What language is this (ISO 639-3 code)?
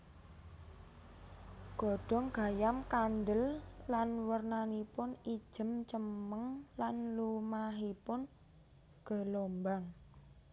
jav